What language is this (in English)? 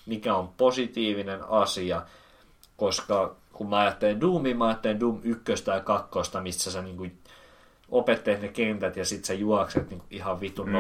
Finnish